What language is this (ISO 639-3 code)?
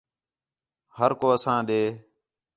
xhe